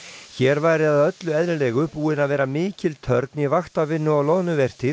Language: Icelandic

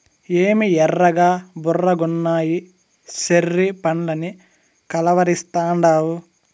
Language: Telugu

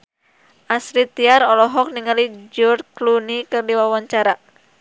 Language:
Sundanese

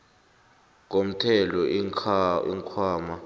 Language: South Ndebele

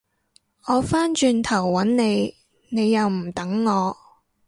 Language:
Cantonese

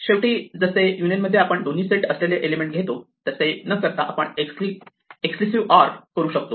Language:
Marathi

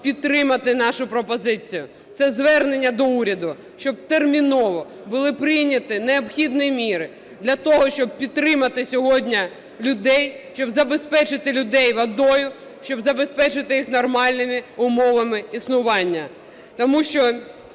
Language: Ukrainian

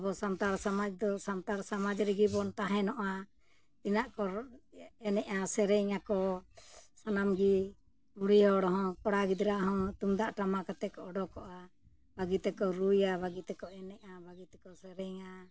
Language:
Santali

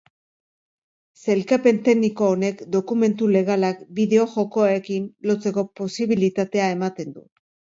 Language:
Basque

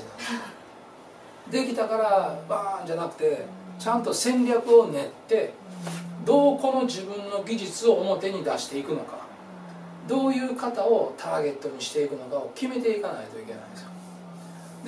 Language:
Japanese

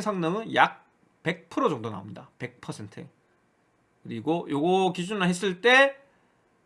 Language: Korean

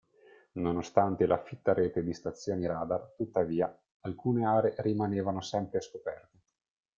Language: Italian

